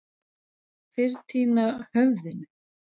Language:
Icelandic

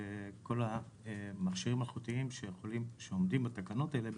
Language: Hebrew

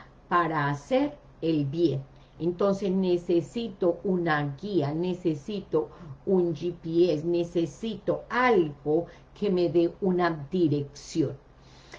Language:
Spanish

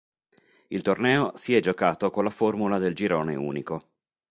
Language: Italian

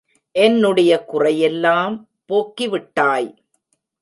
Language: Tamil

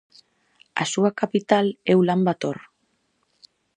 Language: Galician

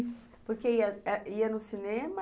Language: Portuguese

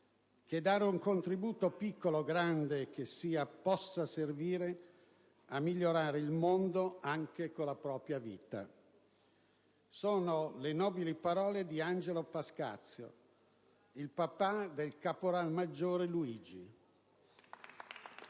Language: Italian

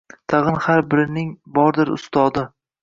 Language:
Uzbek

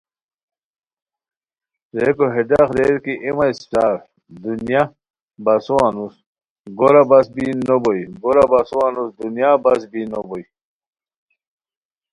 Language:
Khowar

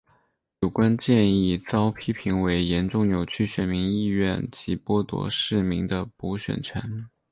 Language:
Chinese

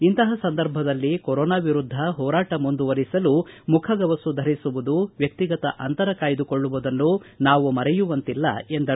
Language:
Kannada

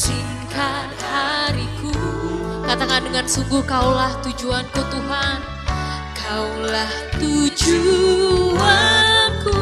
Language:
Indonesian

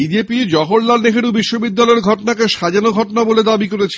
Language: Bangla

